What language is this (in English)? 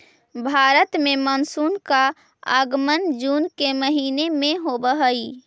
Magahi